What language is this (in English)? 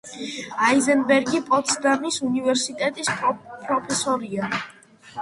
Georgian